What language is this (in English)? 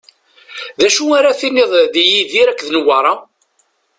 Kabyle